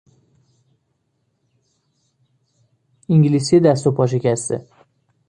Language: Persian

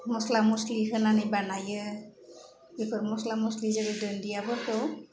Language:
Bodo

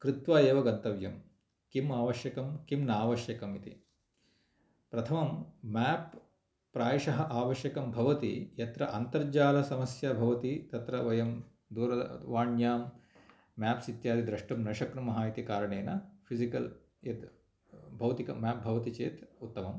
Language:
Sanskrit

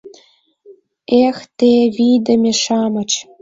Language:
Mari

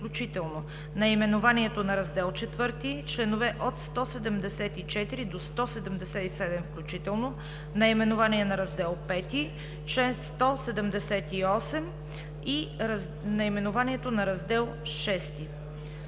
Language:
Bulgarian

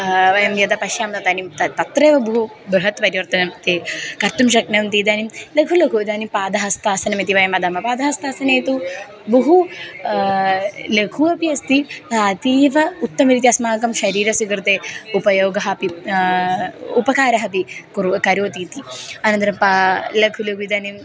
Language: Sanskrit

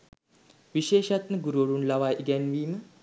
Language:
Sinhala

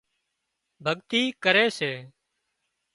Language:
Wadiyara Koli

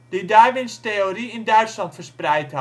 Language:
Dutch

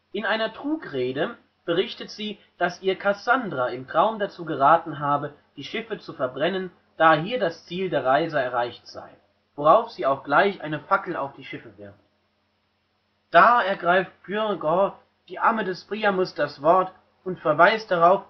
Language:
German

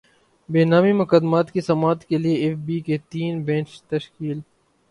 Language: Urdu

